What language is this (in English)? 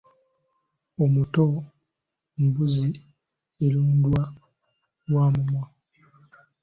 Ganda